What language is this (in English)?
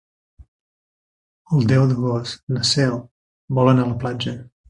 Catalan